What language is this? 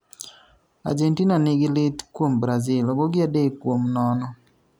Luo (Kenya and Tanzania)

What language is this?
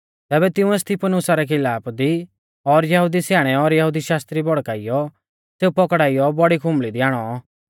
Mahasu Pahari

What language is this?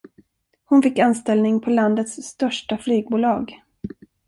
Swedish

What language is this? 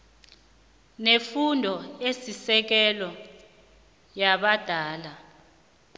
South Ndebele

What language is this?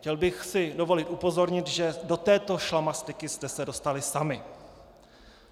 Czech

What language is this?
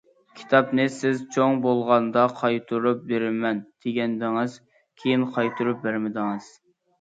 Uyghur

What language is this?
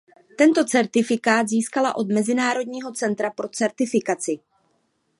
Czech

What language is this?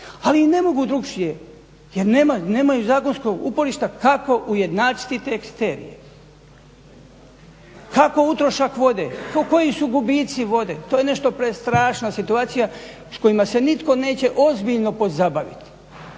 Croatian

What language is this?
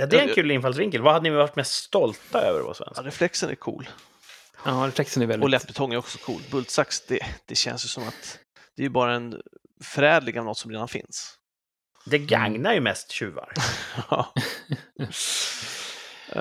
Swedish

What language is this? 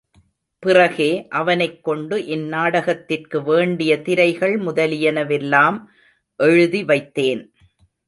Tamil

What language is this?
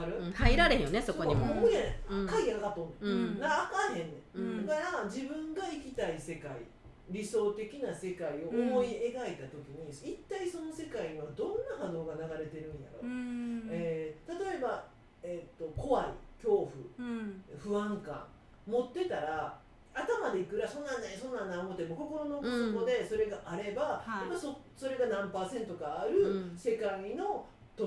Japanese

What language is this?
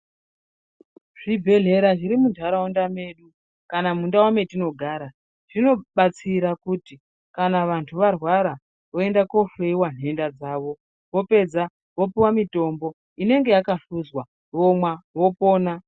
Ndau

